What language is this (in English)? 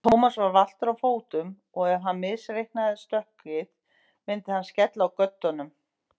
Icelandic